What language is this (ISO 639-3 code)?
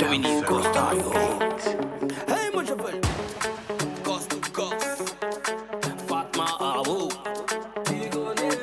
fra